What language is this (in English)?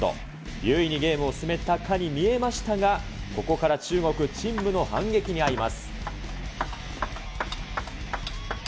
Japanese